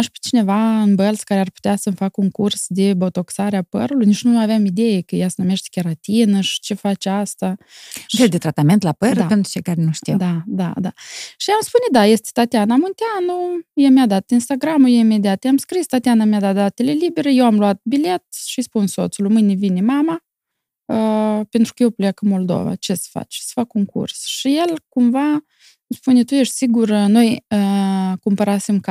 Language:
Romanian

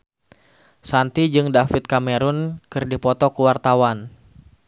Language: Sundanese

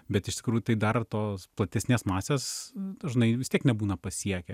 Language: Lithuanian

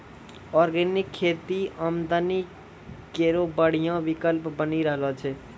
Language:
Maithili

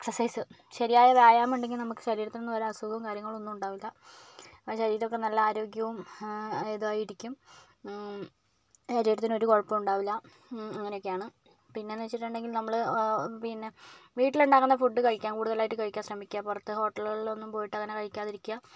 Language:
Malayalam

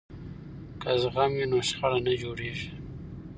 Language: Pashto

